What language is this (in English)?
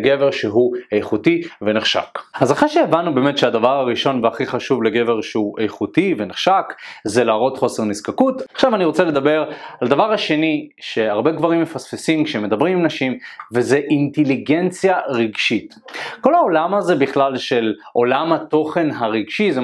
Hebrew